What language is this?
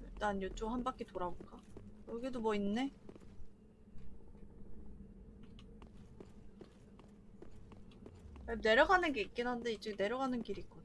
Korean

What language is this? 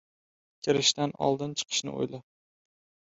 Uzbek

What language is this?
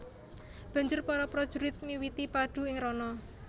Javanese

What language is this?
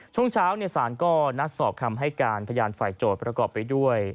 Thai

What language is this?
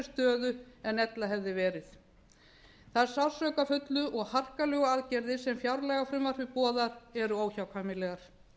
Icelandic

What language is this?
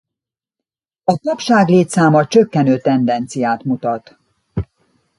Hungarian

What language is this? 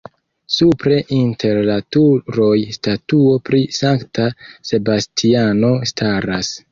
Esperanto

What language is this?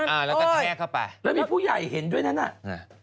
Thai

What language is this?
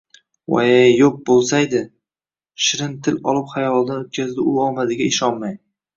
Uzbek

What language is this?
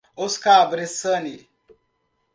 Portuguese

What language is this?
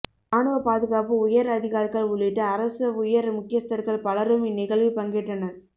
Tamil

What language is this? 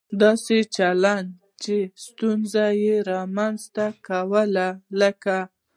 Pashto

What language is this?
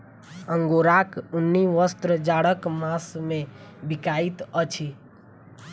Maithili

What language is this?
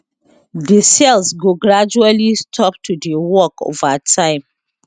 Nigerian Pidgin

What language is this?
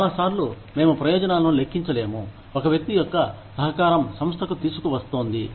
Telugu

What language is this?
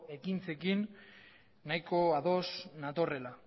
Basque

